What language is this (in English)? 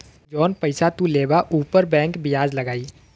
Bhojpuri